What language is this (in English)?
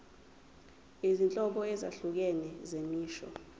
Zulu